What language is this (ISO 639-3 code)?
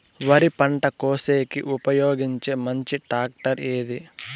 tel